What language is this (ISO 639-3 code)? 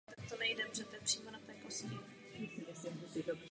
ces